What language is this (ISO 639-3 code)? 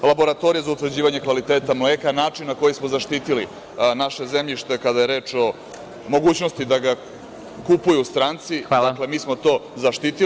srp